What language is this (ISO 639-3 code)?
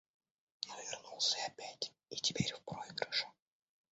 rus